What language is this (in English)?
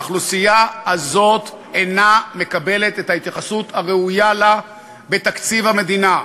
Hebrew